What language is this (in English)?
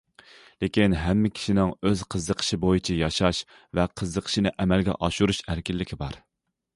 Uyghur